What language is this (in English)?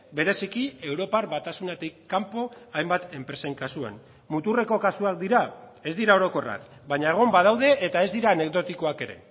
Basque